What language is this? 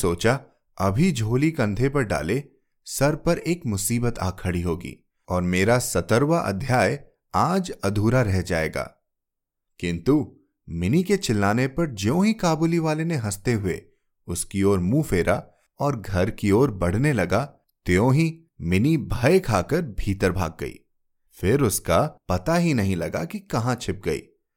Hindi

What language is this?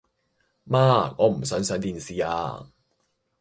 Cantonese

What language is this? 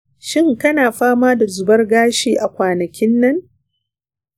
Hausa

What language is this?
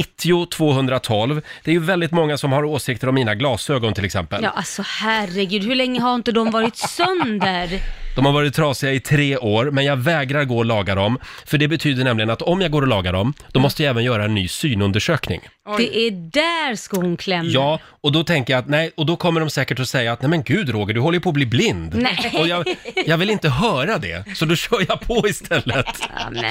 Swedish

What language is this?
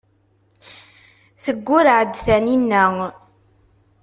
Kabyle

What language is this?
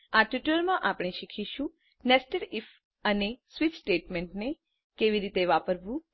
Gujarati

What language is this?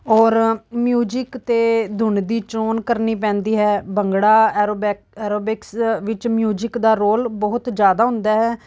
Punjabi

